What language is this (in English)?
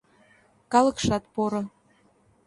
Mari